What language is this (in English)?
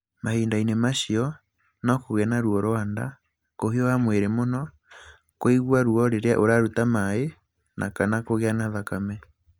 Kikuyu